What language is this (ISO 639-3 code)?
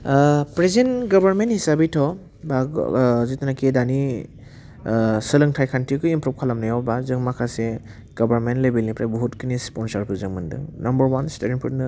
brx